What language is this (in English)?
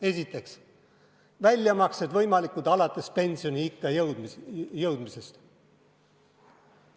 Estonian